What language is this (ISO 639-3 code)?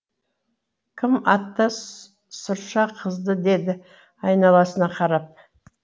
kaz